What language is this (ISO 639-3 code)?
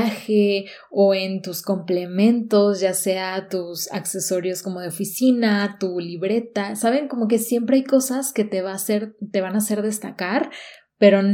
spa